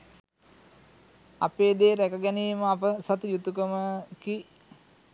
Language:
Sinhala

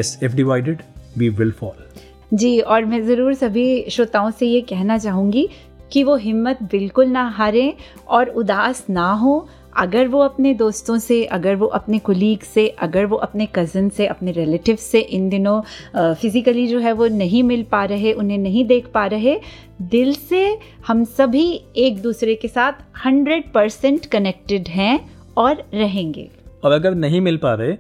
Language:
Hindi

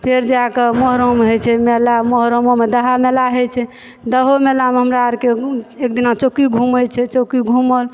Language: Maithili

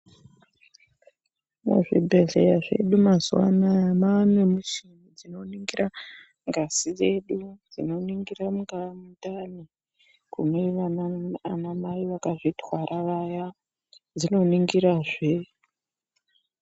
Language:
Ndau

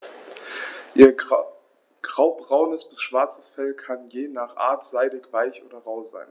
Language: German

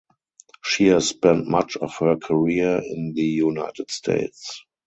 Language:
English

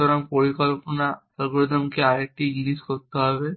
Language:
Bangla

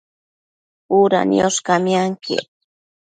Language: Matsés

